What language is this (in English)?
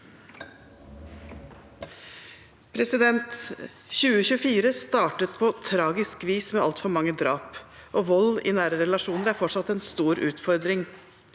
Norwegian